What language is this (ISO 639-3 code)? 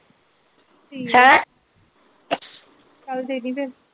pan